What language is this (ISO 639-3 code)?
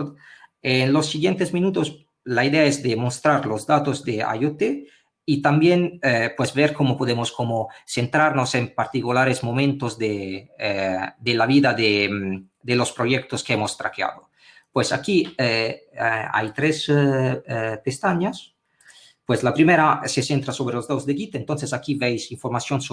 spa